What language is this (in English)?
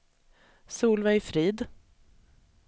Swedish